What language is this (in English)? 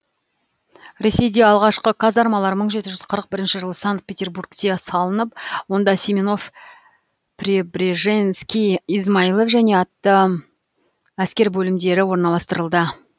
Kazakh